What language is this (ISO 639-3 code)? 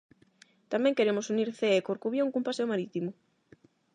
glg